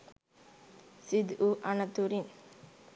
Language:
Sinhala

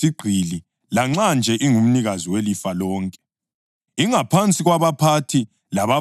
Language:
North Ndebele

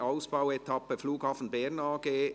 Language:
Swiss German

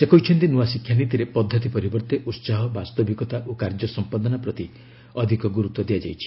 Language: Odia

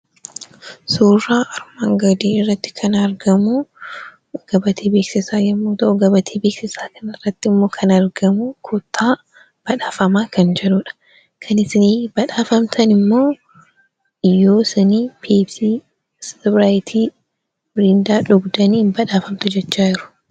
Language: Oromo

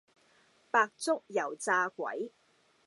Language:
Cantonese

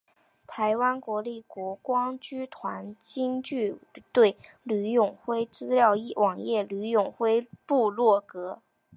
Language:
Chinese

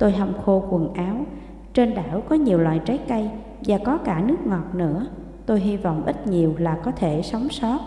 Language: Vietnamese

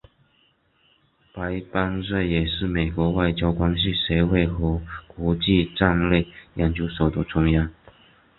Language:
Chinese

